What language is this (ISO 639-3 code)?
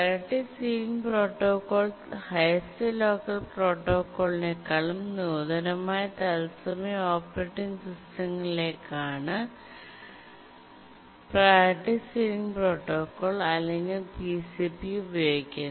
mal